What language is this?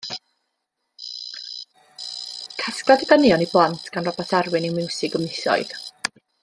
Welsh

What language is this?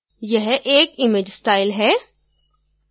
Hindi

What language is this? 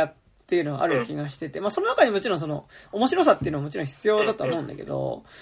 Japanese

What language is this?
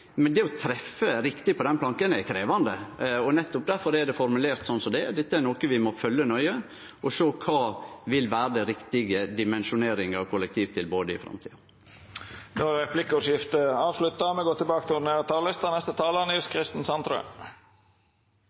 Norwegian Nynorsk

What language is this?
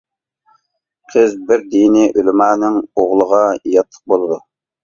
Uyghur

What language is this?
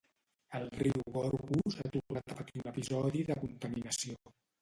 Catalan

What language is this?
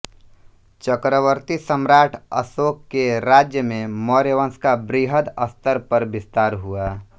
Hindi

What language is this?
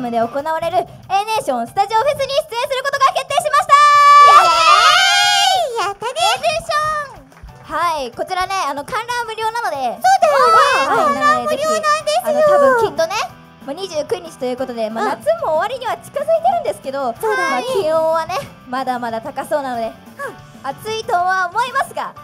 Japanese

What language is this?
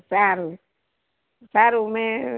Gujarati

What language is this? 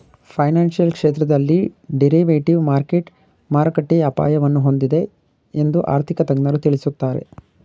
Kannada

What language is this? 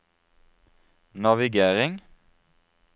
Norwegian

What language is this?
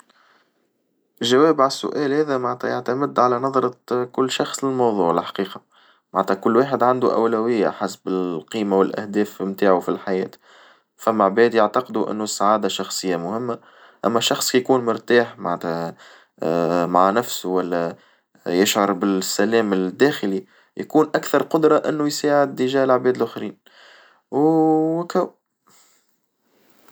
Tunisian Arabic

